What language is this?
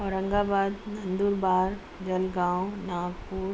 Urdu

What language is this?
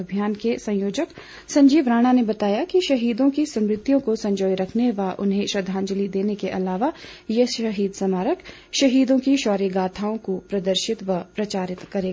Hindi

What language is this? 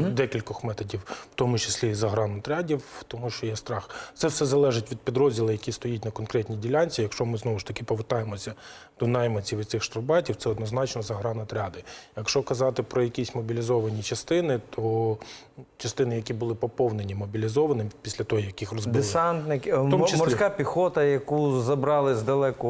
Ukrainian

